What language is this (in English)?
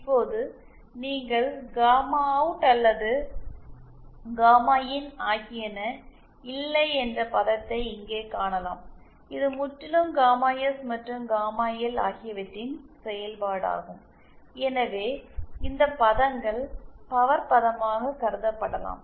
Tamil